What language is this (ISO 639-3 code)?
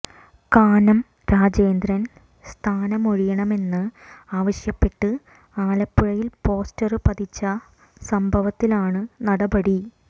mal